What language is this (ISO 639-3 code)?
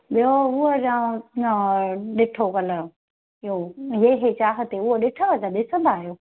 snd